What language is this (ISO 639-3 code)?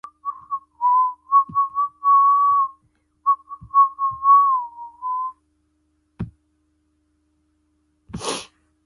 zho